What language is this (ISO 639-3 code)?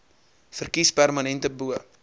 afr